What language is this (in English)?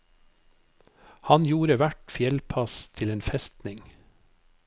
Norwegian